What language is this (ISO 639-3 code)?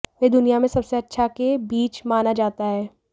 hin